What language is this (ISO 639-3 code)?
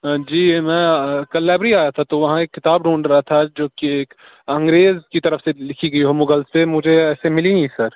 urd